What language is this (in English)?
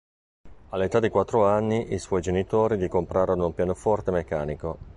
Italian